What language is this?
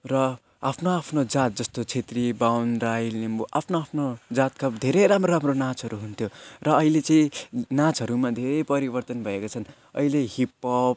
Nepali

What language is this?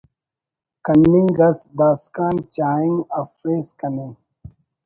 Brahui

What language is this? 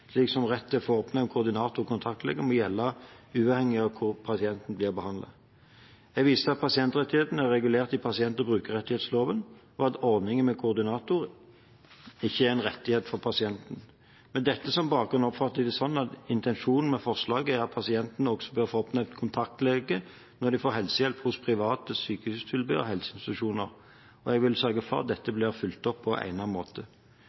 Norwegian Bokmål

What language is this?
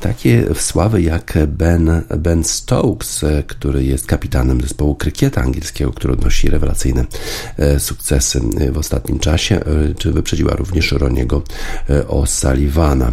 Polish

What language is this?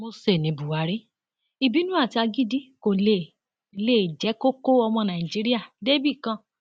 Yoruba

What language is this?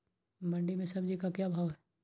Magahi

